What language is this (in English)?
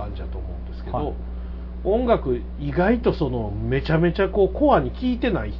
Japanese